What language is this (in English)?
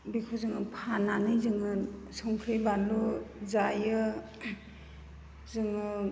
Bodo